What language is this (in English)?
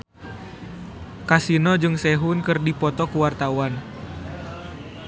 Sundanese